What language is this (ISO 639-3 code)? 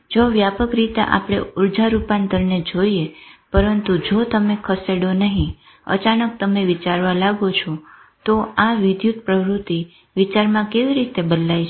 guj